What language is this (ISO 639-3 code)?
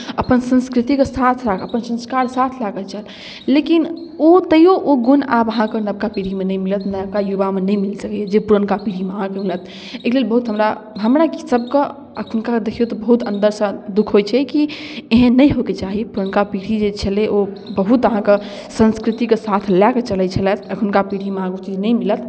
mai